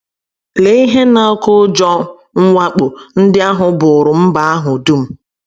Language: Igbo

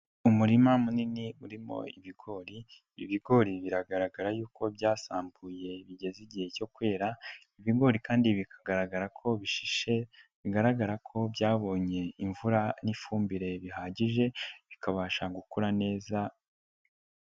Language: Kinyarwanda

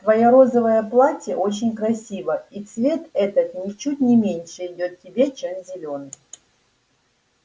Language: Russian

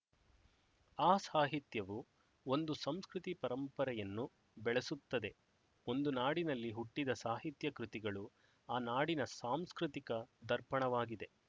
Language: Kannada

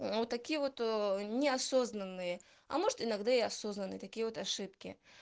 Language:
Russian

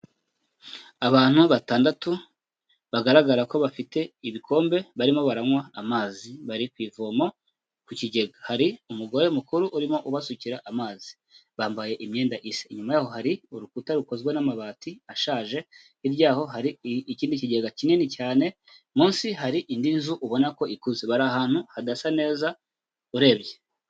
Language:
Kinyarwanda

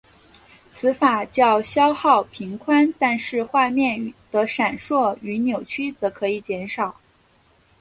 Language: Chinese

